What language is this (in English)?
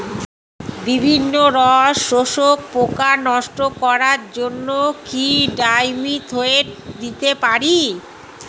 Bangla